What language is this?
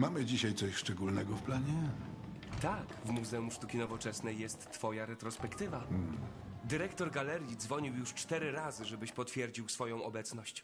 Polish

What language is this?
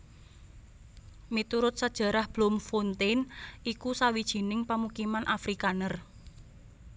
Javanese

